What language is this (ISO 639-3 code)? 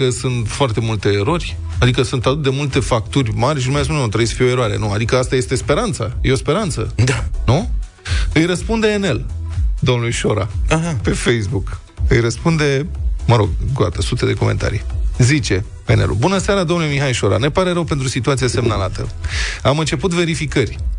ron